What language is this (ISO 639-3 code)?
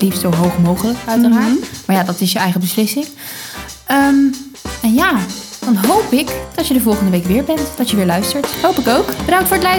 nld